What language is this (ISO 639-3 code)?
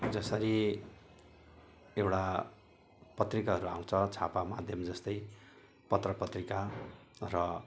nep